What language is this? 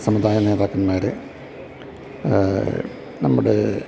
Malayalam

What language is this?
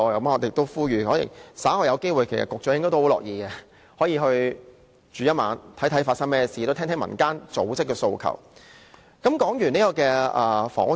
Cantonese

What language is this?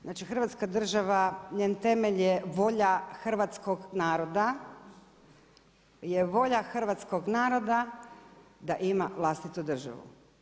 Croatian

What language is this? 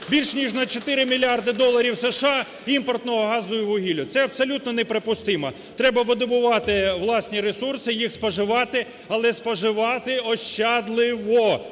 Ukrainian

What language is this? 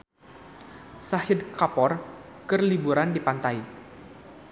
Sundanese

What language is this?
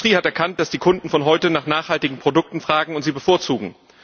German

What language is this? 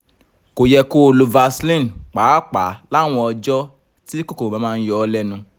Yoruba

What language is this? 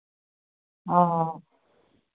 Santali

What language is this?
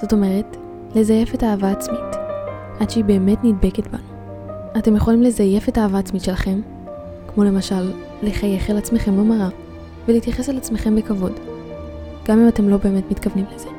Hebrew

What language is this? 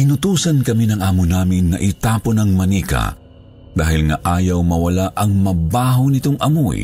Filipino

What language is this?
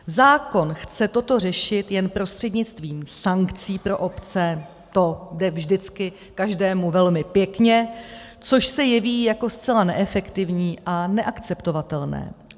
Czech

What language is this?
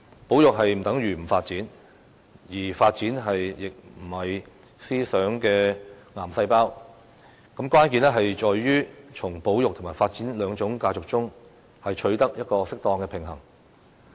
Cantonese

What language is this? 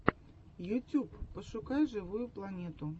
Russian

